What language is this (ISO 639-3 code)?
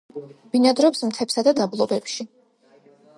kat